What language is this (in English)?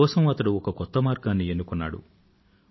Telugu